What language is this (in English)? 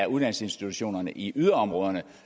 Danish